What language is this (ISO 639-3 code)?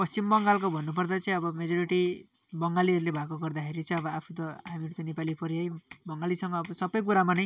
nep